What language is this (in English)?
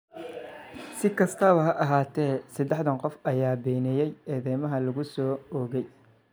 Somali